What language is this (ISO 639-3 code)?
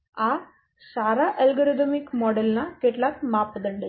guj